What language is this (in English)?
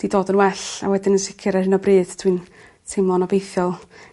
Welsh